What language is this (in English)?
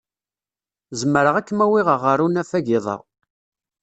Kabyle